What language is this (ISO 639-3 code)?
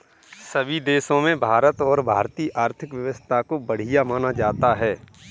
hin